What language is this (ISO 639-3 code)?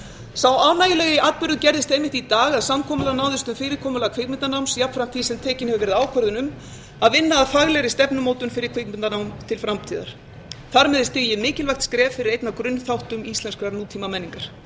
isl